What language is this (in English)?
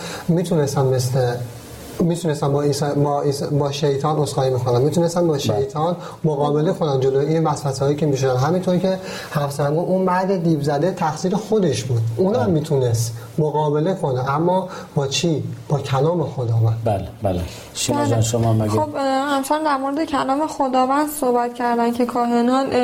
Persian